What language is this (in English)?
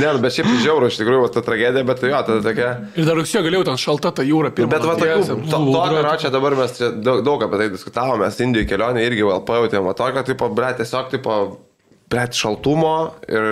Lithuanian